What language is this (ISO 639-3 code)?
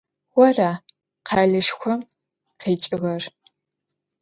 ady